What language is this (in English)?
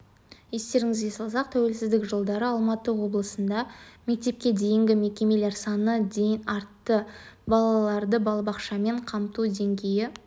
Kazakh